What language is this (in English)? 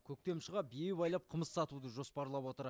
Kazakh